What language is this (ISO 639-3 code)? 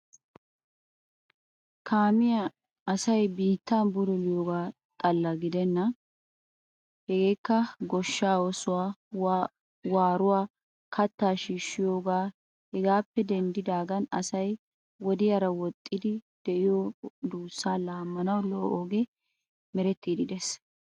wal